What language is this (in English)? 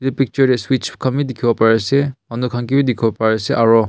Naga Pidgin